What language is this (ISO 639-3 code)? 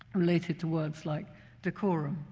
eng